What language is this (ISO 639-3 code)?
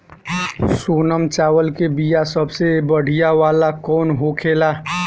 bho